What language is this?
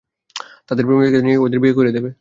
Bangla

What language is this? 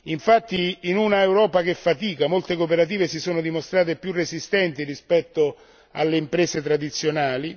Italian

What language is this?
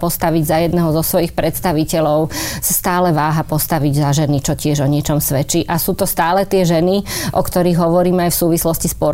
Slovak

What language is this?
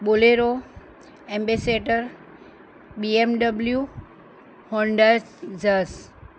Gujarati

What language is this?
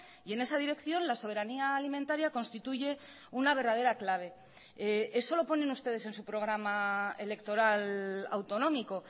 Spanish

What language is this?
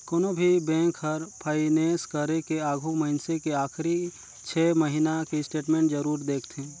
Chhattisgarhi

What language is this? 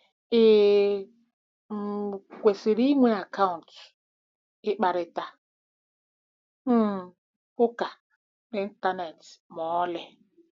Igbo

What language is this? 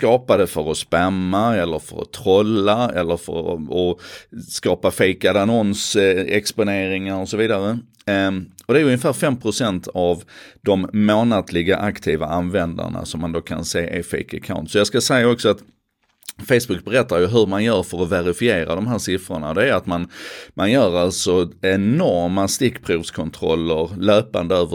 Swedish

